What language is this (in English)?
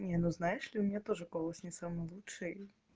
Russian